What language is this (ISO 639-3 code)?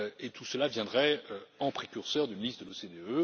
fra